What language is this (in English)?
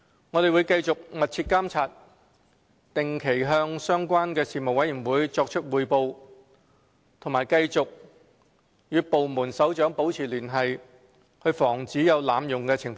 Cantonese